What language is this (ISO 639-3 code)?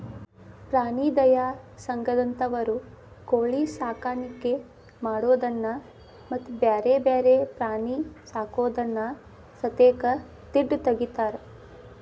kan